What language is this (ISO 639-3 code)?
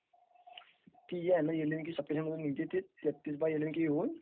mar